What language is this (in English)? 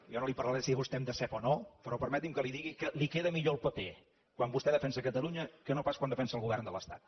Catalan